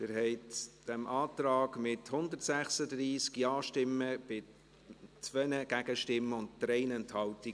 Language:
Swiss German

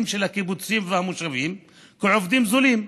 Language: Hebrew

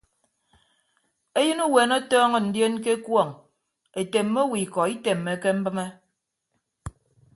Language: Ibibio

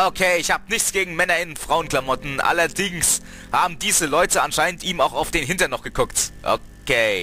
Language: German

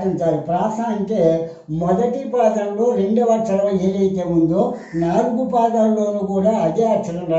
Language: Korean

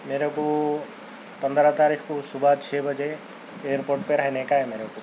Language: Urdu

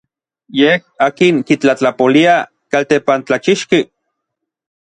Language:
Orizaba Nahuatl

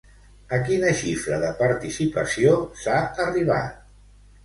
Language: Catalan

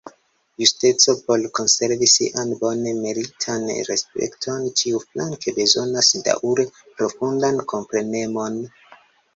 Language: Esperanto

